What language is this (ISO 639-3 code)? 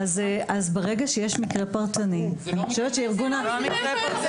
heb